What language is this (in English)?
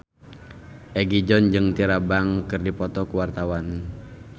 Sundanese